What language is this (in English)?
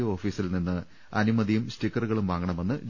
Malayalam